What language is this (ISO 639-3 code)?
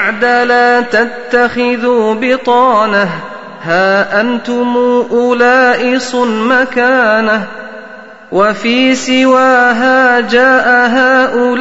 ara